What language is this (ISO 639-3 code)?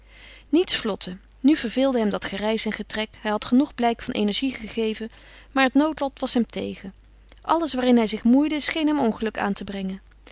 nld